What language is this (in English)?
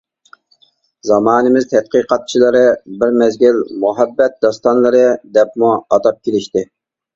Uyghur